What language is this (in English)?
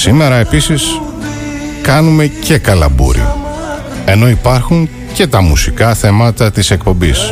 Greek